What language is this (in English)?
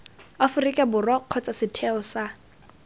Tswana